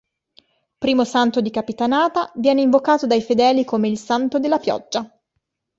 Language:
Italian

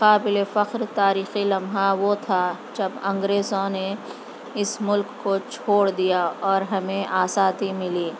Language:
Urdu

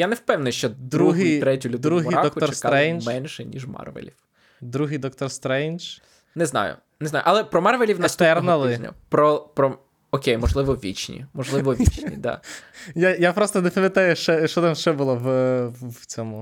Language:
Ukrainian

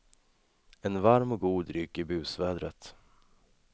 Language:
Swedish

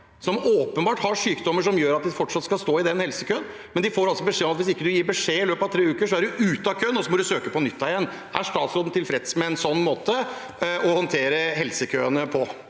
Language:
Norwegian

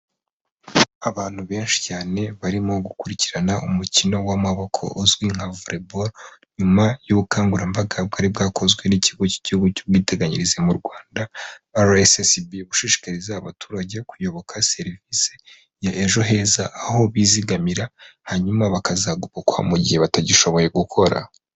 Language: Kinyarwanda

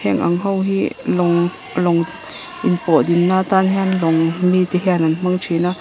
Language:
Mizo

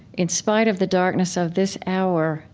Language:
English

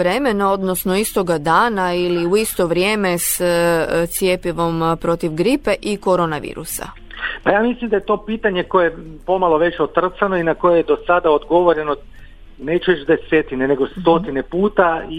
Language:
Croatian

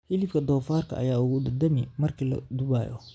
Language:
Somali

